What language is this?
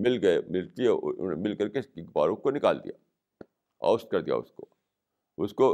Urdu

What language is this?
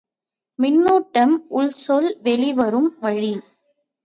Tamil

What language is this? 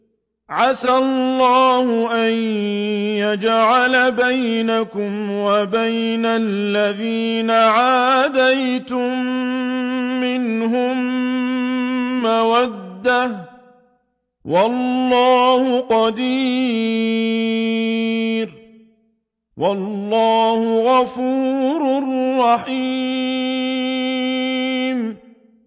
Arabic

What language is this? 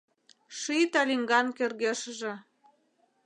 Mari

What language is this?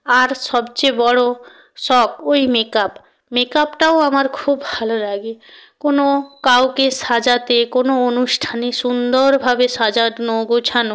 Bangla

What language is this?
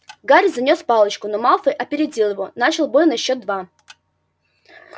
Russian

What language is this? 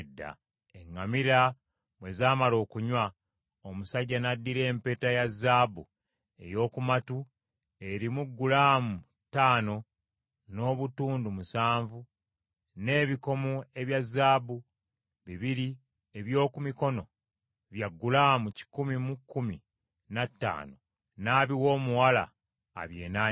Ganda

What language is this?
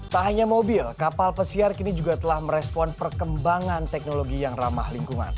Indonesian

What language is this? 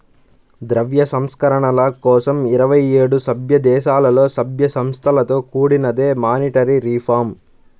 Telugu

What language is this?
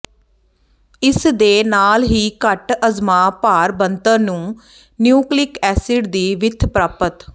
Punjabi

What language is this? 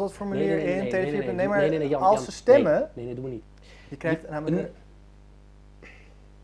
Dutch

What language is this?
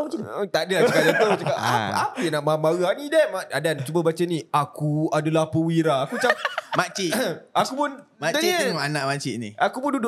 Malay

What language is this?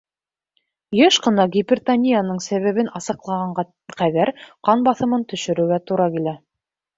Bashkir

